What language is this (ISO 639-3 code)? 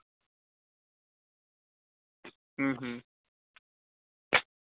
doi